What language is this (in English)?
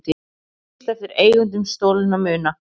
Icelandic